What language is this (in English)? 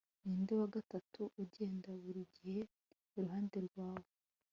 Kinyarwanda